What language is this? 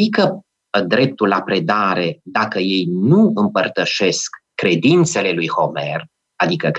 Romanian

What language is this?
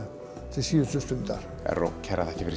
Icelandic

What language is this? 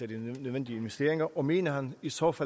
Danish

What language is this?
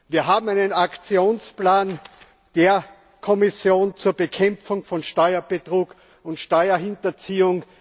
German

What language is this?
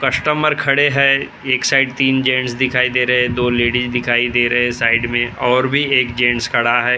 Hindi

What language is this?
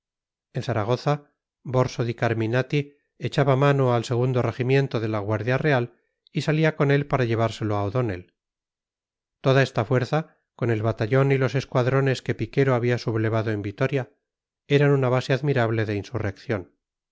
Spanish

